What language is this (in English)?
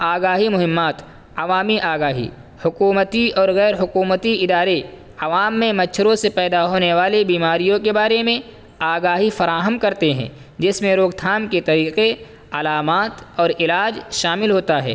Urdu